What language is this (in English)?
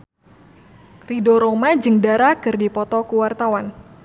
Sundanese